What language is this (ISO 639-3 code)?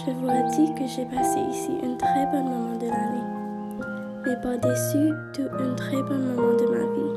fra